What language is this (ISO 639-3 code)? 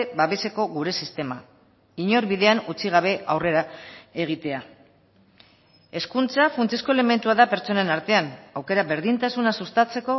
eus